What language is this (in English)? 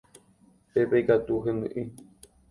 Guarani